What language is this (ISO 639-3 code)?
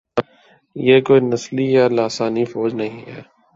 urd